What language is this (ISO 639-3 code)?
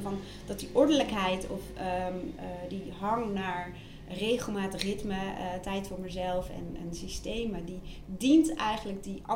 nld